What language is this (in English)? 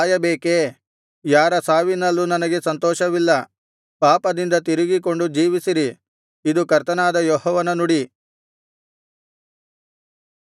Kannada